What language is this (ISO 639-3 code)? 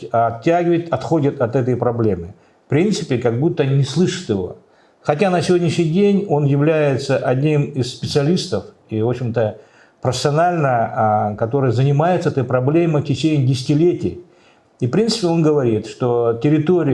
rus